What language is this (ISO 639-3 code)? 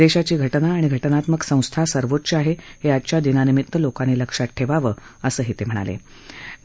mar